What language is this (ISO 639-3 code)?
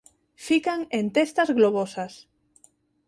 glg